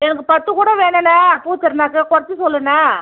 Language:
Tamil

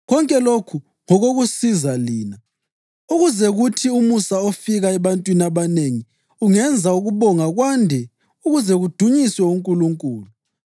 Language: North Ndebele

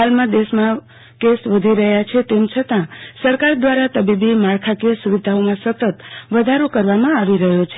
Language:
Gujarati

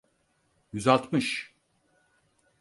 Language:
Turkish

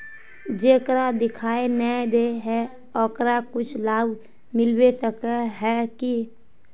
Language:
Magahi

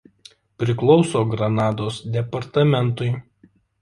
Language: Lithuanian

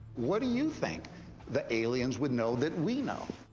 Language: English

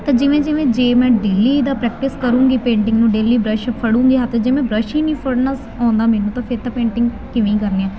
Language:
Punjabi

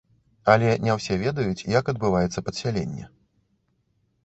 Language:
Belarusian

